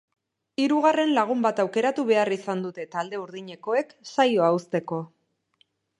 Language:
Basque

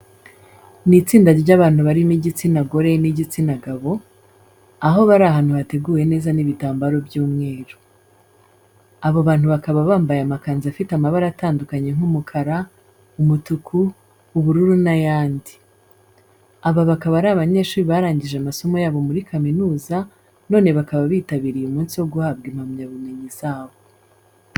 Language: Kinyarwanda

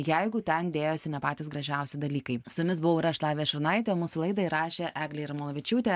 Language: Lithuanian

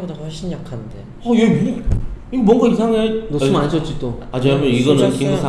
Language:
Korean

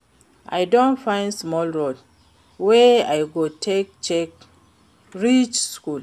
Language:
Nigerian Pidgin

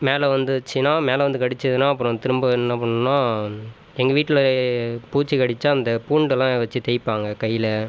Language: Tamil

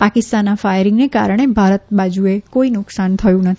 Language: Gujarati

